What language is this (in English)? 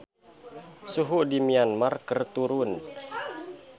Sundanese